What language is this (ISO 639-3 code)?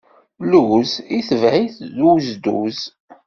kab